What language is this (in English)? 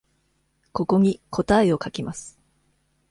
Japanese